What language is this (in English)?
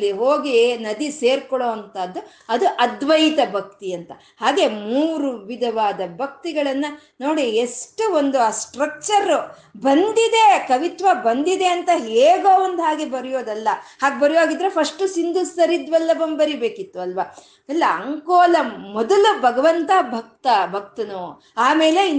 Kannada